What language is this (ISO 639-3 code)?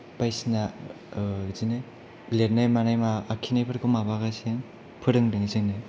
brx